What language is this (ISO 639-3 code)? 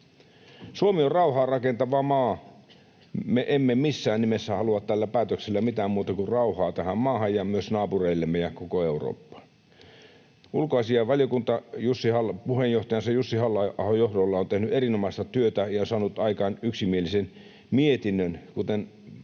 fin